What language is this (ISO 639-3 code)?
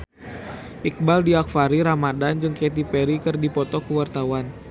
sun